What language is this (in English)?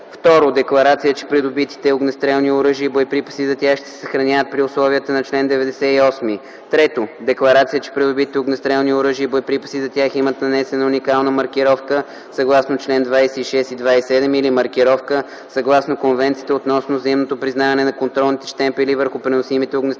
Bulgarian